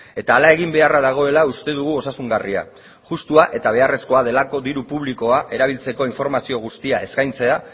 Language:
Basque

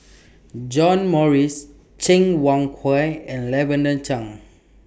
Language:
English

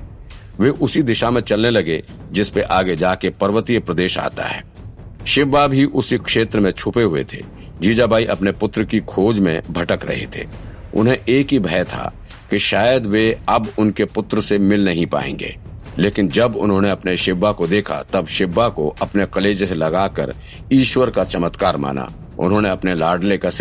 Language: Hindi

